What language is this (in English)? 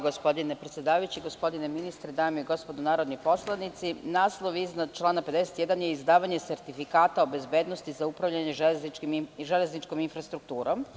Serbian